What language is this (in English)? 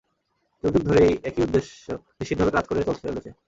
Bangla